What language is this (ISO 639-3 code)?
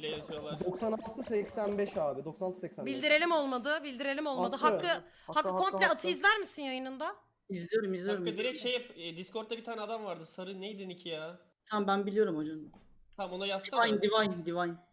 tur